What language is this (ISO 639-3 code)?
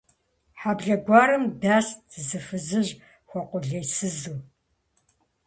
kbd